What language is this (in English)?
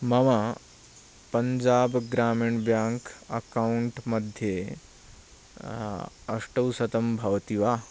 Sanskrit